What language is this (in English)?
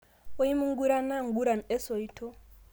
Masai